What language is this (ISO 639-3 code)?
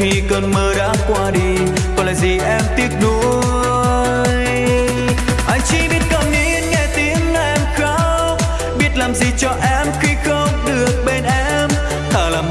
vie